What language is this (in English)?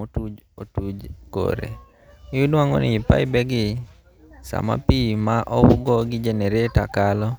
Luo (Kenya and Tanzania)